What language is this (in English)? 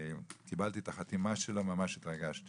Hebrew